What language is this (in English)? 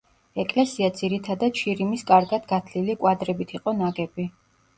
Georgian